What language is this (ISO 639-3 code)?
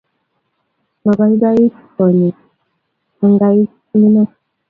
kln